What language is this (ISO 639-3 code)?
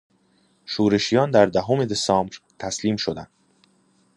fas